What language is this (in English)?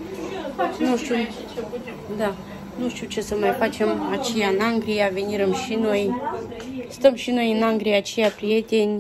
Romanian